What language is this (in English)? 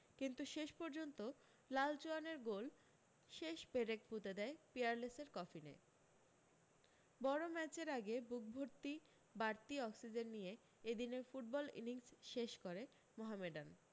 Bangla